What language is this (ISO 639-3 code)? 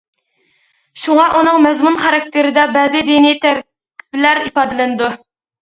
uig